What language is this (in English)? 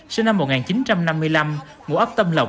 Vietnamese